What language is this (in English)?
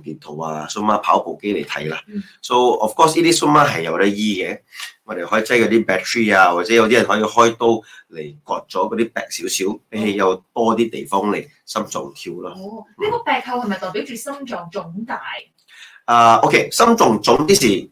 Chinese